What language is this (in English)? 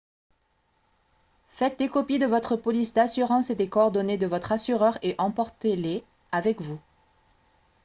French